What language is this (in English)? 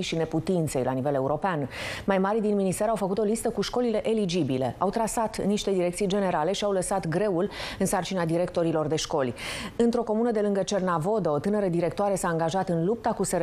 Romanian